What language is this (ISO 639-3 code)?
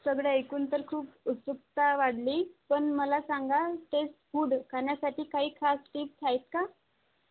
mar